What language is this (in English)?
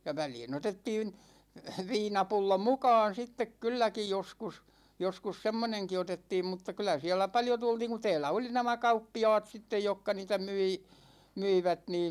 Finnish